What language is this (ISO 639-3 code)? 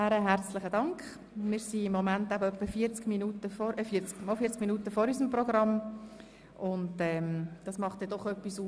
gsw